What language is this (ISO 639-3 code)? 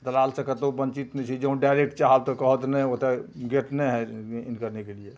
mai